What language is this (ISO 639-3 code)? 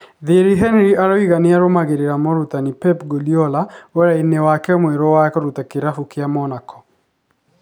kik